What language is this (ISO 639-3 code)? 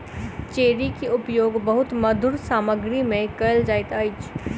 mai